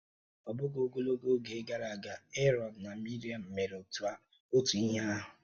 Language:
Igbo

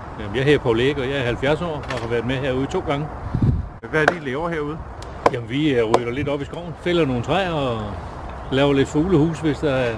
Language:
Danish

